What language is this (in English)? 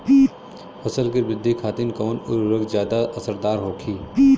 Bhojpuri